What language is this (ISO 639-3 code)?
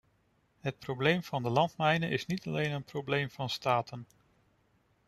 nld